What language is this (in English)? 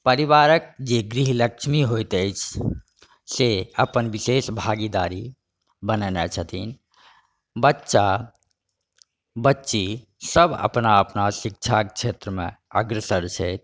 Maithili